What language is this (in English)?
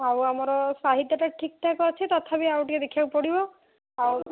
Odia